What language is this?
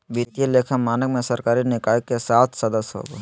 Magahi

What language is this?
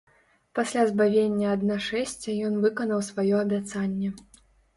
Belarusian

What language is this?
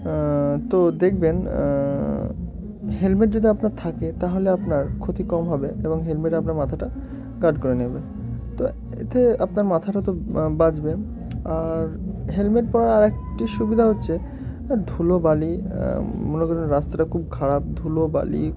Bangla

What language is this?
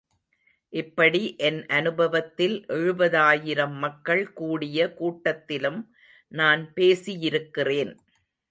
Tamil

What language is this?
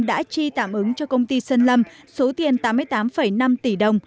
Vietnamese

